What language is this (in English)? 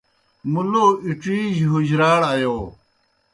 Kohistani Shina